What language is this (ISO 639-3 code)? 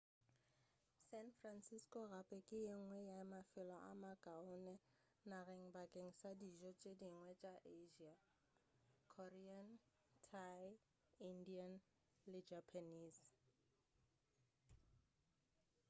nso